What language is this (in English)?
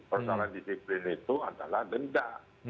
Indonesian